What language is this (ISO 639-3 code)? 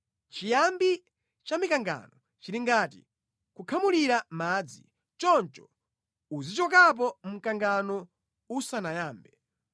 nya